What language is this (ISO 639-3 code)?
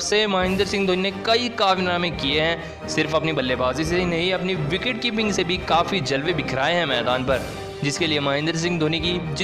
hin